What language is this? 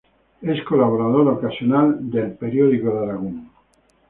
Spanish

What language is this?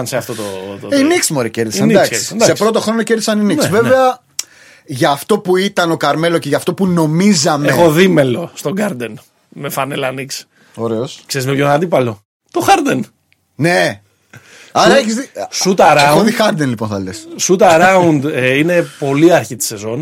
Greek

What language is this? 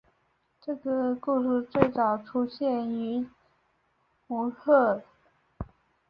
Chinese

